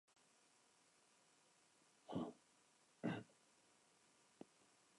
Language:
Spanish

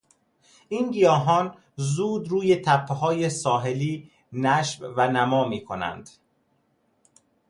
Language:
Persian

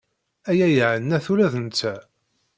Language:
Kabyle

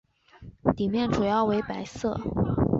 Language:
Chinese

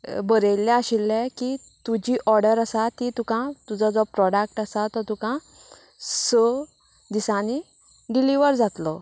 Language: Konkani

